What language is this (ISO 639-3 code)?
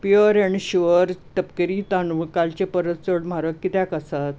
kok